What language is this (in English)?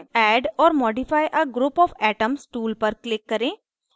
Hindi